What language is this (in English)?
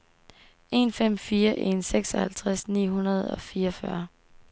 Danish